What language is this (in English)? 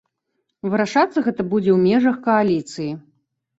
Belarusian